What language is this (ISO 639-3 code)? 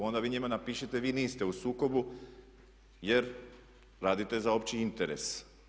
hrv